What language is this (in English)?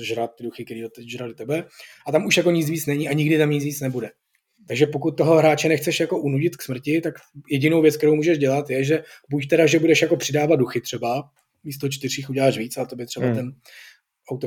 Czech